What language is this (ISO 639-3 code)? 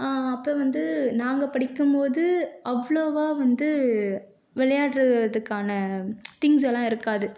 tam